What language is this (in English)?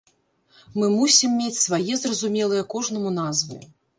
Belarusian